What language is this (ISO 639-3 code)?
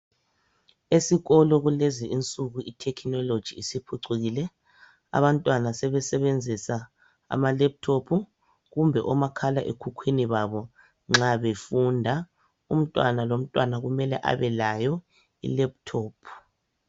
nde